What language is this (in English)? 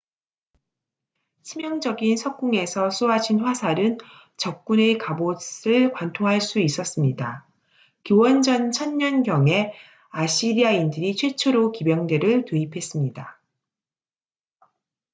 Korean